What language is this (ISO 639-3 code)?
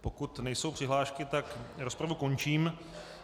ces